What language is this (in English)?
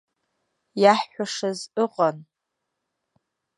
Abkhazian